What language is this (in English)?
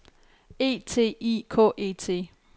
Danish